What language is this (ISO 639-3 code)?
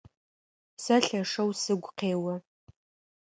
ady